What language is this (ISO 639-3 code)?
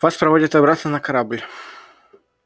rus